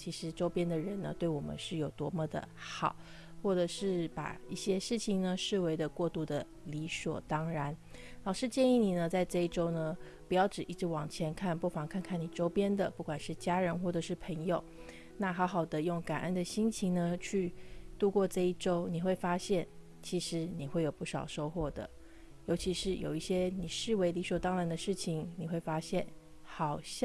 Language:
Chinese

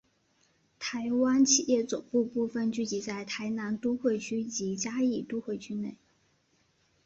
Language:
Chinese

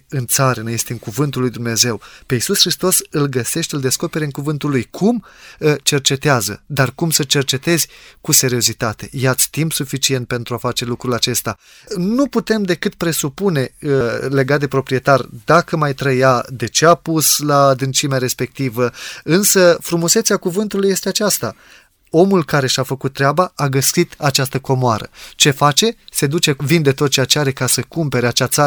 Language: Romanian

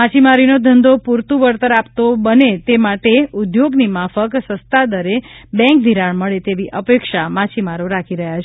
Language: Gujarati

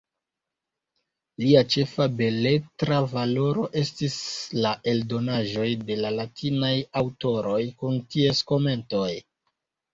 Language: Esperanto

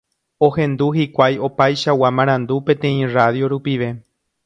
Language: Guarani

